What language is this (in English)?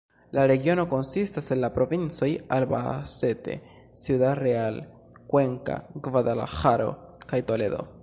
Esperanto